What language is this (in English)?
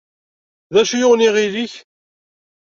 Kabyle